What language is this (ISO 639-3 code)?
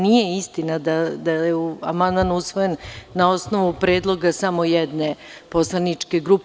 srp